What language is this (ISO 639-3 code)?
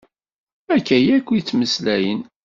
kab